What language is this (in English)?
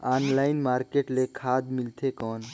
Chhattisgarhi